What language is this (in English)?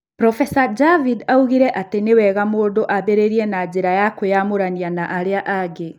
Kikuyu